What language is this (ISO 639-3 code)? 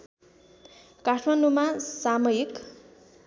nep